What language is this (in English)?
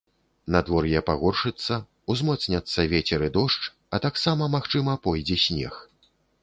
Belarusian